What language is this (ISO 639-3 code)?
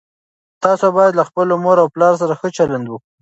pus